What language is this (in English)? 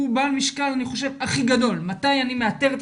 Hebrew